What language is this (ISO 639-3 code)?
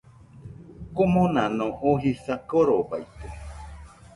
hux